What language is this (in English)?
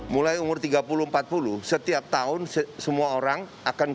Indonesian